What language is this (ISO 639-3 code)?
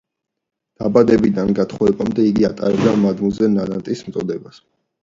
kat